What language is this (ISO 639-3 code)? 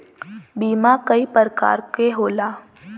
bho